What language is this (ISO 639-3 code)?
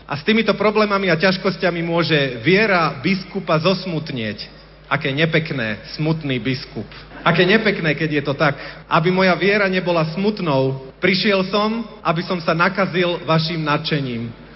slk